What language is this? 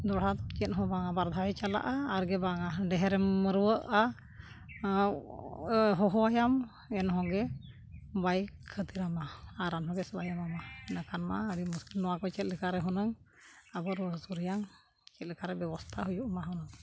Santali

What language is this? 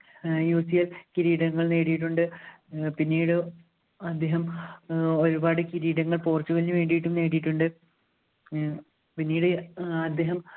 Malayalam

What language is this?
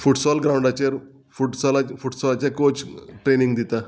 Konkani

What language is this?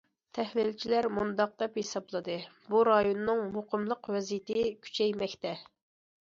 Uyghur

